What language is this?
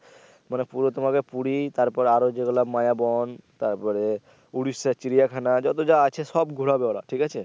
Bangla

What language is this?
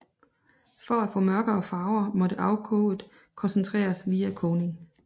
Danish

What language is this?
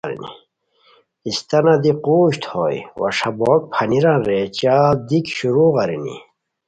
Khowar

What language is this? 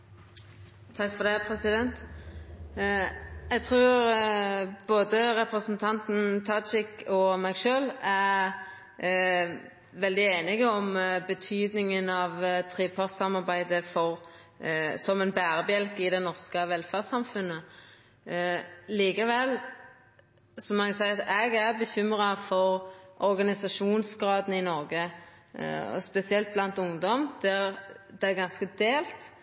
Norwegian Nynorsk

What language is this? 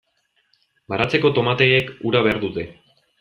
Basque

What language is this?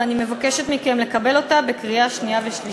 Hebrew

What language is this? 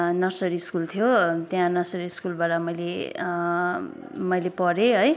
Nepali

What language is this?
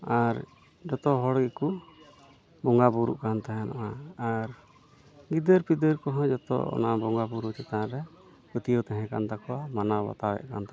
Santali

